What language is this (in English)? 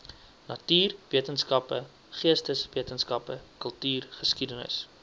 Afrikaans